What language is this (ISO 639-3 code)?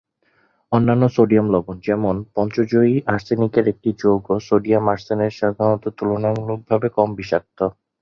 ben